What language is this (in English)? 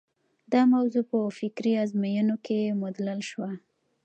Pashto